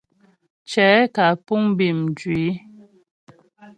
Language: Ghomala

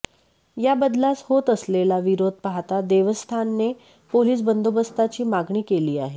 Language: Marathi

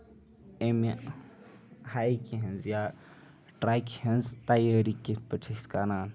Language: Kashmiri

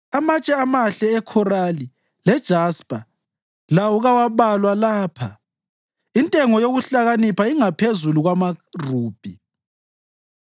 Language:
North Ndebele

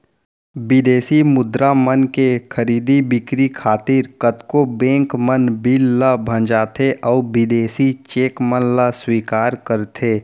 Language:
Chhattisgarhi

